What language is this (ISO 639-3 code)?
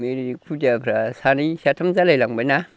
brx